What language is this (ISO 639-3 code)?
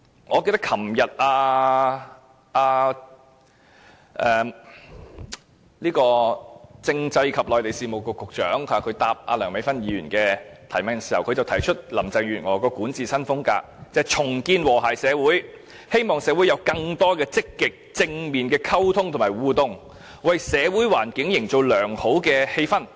yue